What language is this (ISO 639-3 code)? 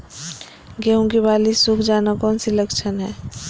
mag